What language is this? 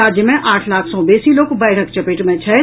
Maithili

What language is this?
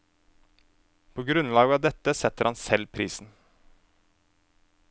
Norwegian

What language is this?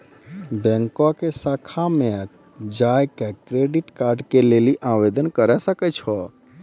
Maithili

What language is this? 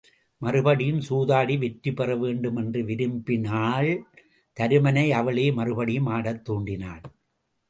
Tamil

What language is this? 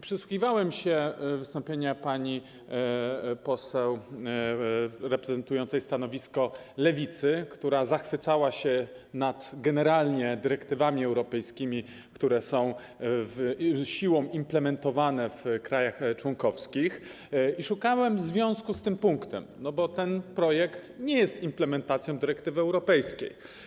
Polish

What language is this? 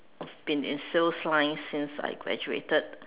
English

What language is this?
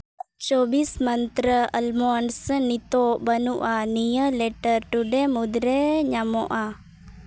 Santali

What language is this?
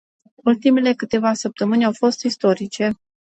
Romanian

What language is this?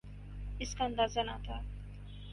Urdu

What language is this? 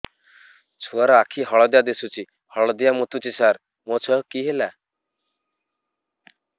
Odia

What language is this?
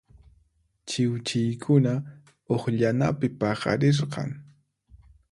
Puno Quechua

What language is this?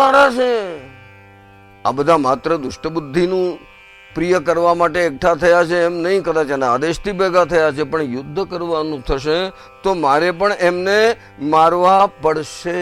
Gujarati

